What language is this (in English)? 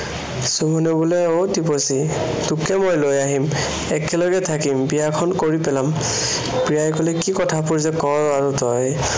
Assamese